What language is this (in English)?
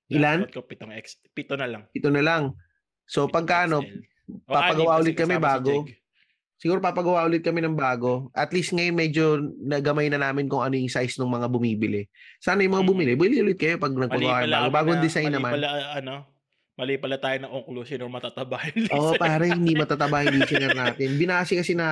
Filipino